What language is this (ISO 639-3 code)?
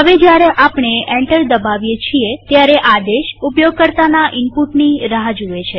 guj